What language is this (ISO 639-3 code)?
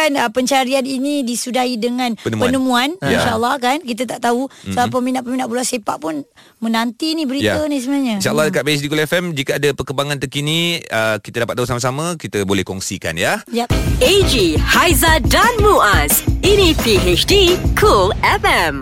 msa